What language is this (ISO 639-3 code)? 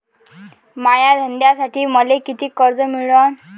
mar